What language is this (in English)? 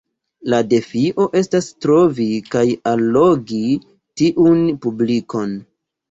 Esperanto